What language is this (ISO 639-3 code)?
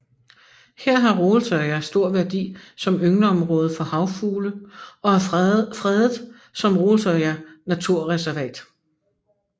dan